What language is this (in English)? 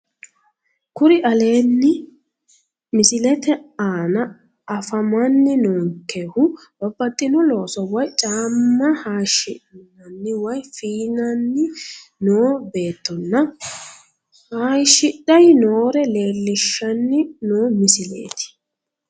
Sidamo